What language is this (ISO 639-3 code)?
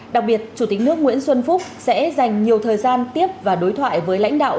vie